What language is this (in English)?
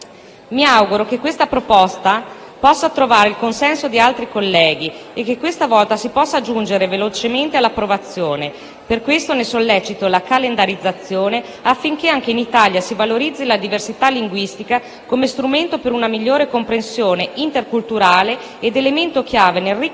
Italian